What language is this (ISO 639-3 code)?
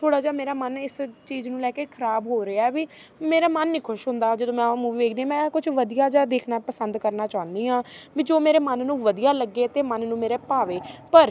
pan